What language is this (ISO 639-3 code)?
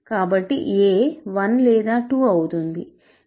tel